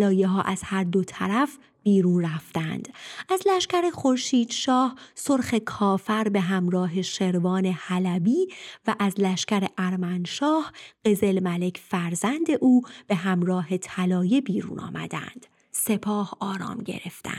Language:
Persian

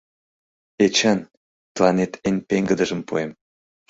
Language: Mari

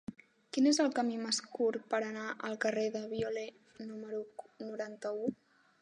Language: Catalan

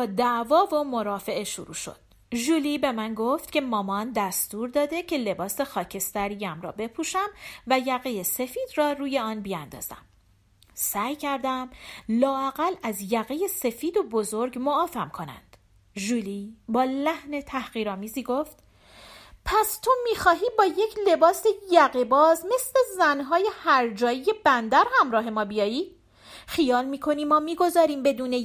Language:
Persian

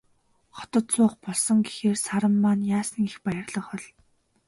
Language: Mongolian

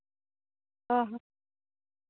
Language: Santali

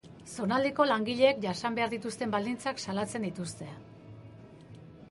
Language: Basque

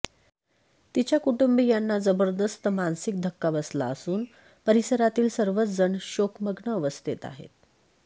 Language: Marathi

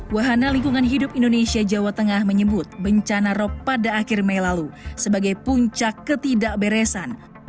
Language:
Indonesian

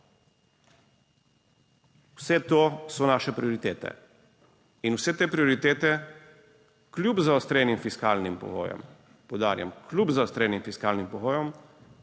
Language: Slovenian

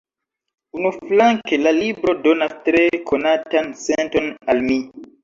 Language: Esperanto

